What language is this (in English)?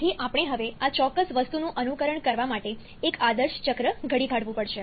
Gujarati